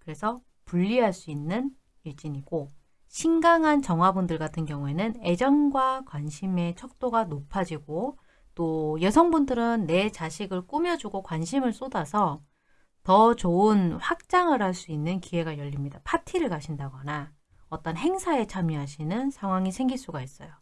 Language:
Korean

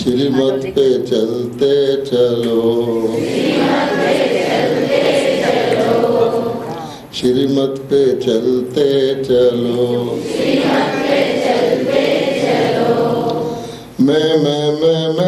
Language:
Greek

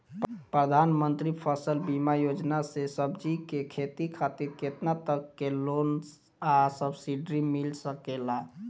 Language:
Bhojpuri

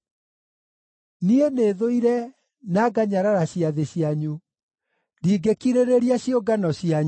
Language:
Kikuyu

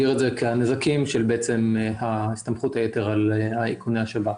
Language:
Hebrew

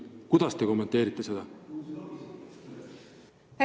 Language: Estonian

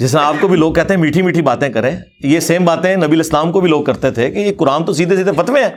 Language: Urdu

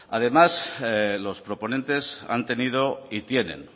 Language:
Spanish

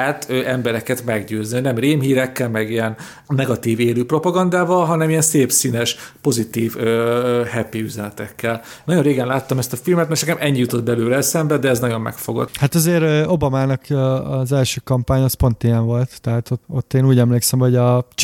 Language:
Hungarian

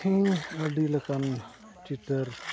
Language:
Santali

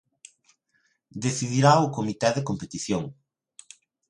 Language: Galician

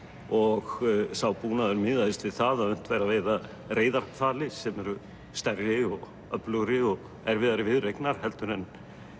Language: Icelandic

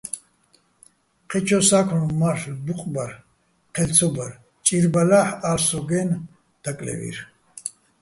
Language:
Bats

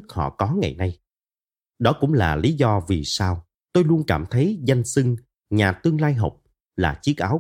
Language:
Vietnamese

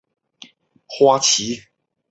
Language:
Chinese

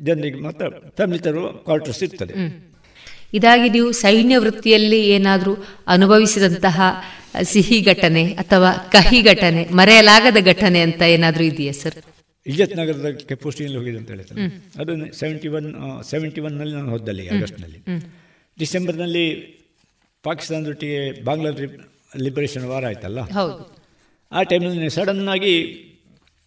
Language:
Kannada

